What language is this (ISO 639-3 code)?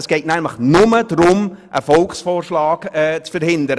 gsw